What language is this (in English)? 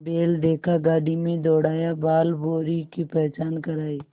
Hindi